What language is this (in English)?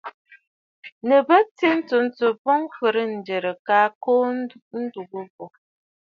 Bafut